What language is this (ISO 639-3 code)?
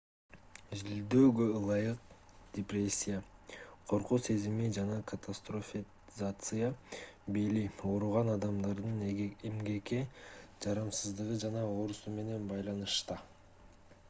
kir